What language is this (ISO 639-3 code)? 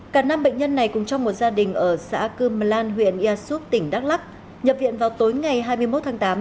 vie